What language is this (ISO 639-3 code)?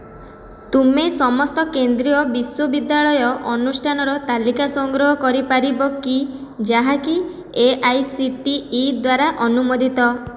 ori